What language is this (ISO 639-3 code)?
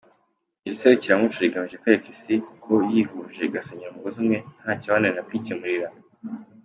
kin